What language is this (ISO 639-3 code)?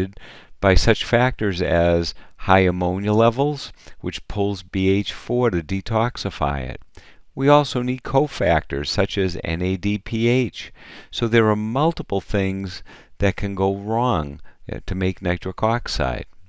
eng